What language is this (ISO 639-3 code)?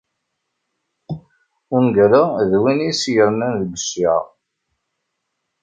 kab